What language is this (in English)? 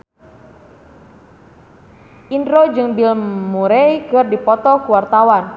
Sundanese